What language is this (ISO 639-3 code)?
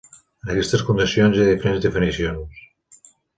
cat